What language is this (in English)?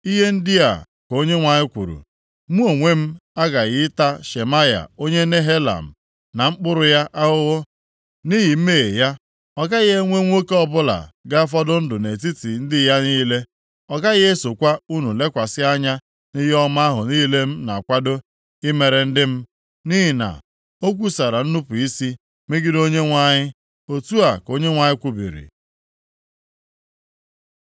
Igbo